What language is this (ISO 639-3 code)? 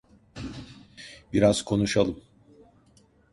tur